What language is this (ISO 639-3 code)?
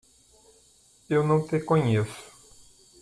por